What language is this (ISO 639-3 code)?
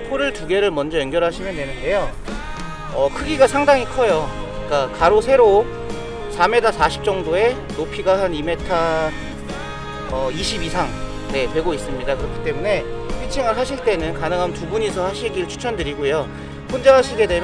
kor